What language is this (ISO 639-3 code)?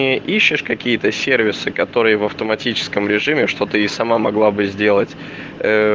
rus